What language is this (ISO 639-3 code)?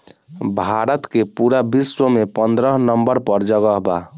bho